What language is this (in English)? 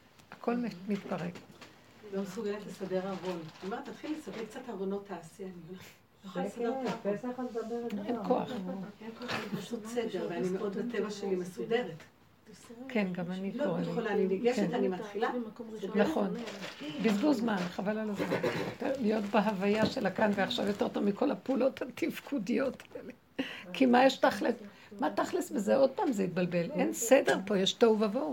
Hebrew